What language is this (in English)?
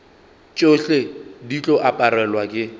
Northern Sotho